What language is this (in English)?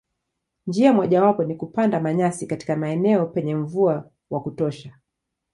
Swahili